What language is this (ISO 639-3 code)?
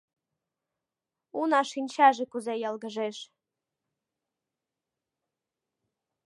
chm